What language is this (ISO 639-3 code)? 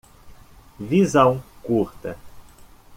por